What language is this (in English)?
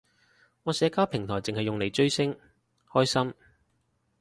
Cantonese